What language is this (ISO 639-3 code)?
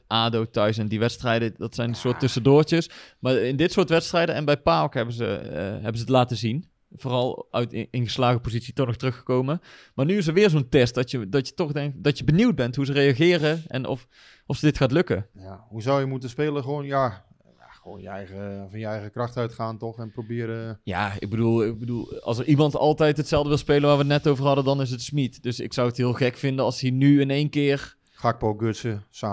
nld